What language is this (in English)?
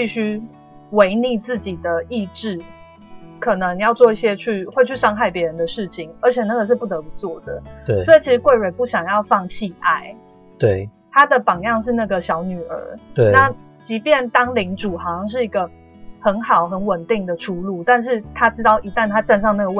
Chinese